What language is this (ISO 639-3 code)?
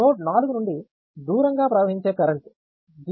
tel